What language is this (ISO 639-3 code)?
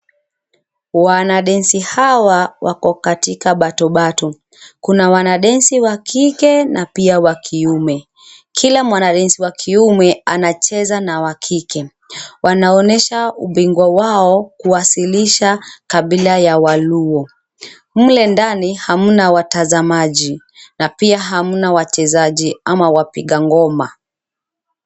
swa